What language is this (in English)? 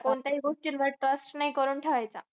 Marathi